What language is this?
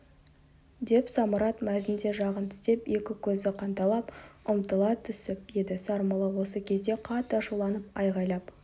Kazakh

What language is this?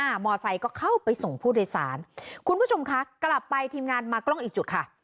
Thai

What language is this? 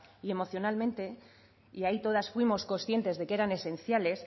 Spanish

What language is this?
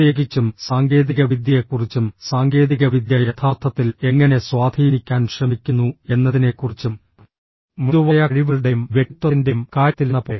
Malayalam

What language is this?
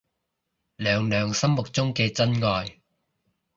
Cantonese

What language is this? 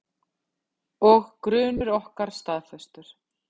Icelandic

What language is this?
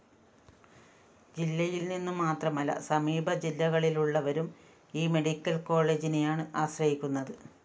Malayalam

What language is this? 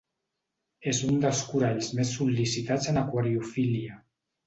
Catalan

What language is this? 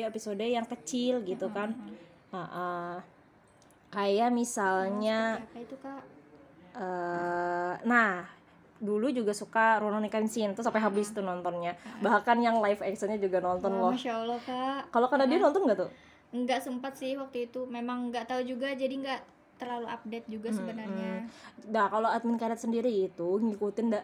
Indonesian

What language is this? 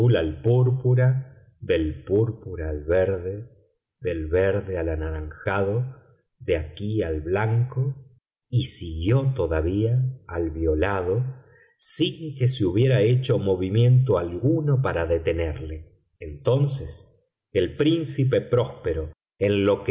Spanish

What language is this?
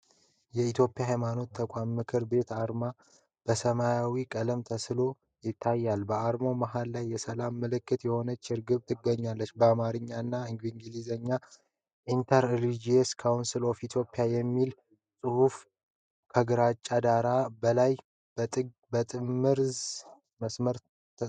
Amharic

